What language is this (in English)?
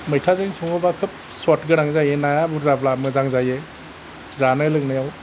Bodo